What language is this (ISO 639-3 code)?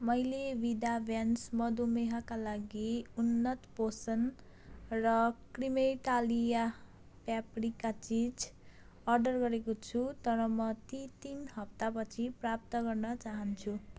nep